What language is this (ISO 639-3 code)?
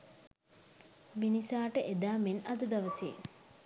sin